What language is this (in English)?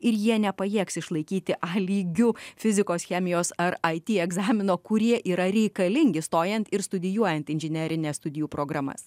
Lithuanian